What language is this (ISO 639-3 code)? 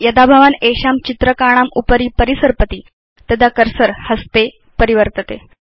san